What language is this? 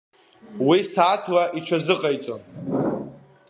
Abkhazian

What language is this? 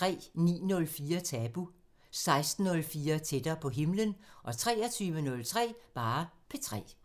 Danish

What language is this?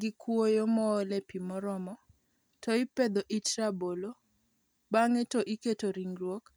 Luo (Kenya and Tanzania)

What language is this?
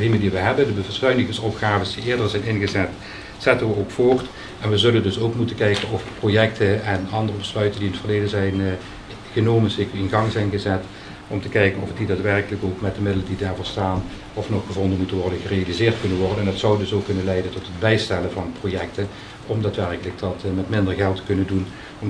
Dutch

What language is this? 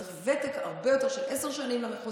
Hebrew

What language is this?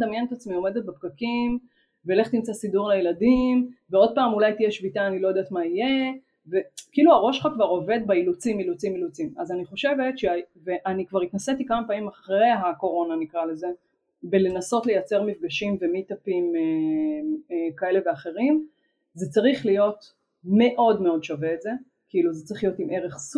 Hebrew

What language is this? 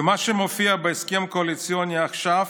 Hebrew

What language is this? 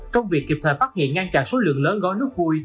Vietnamese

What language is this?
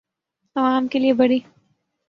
Urdu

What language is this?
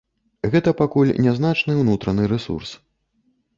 Belarusian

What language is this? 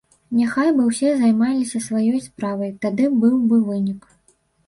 Belarusian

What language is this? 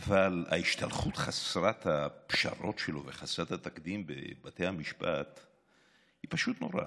Hebrew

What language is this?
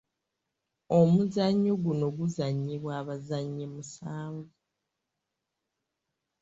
Ganda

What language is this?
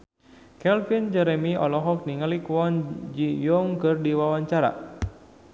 Sundanese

